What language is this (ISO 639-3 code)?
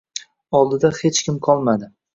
uzb